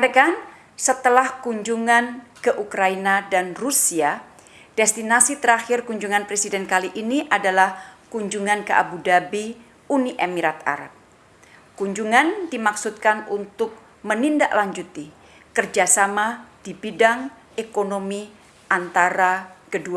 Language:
Indonesian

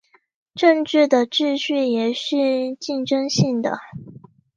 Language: Chinese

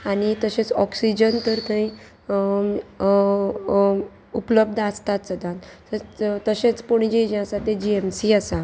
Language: Konkani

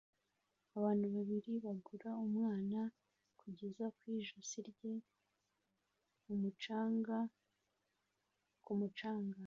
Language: Kinyarwanda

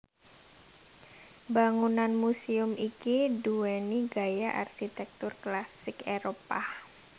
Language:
Javanese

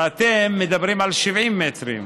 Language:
Hebrew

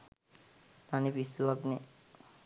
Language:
Sinhala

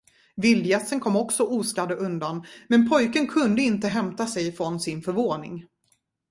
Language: Swedish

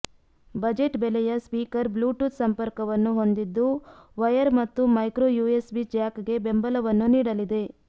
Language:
Kannada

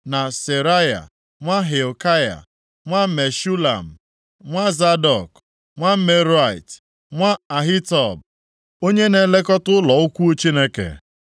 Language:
Igbo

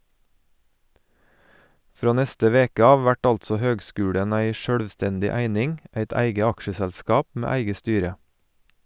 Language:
Norwegian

